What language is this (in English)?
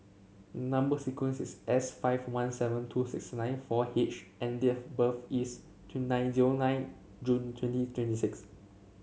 English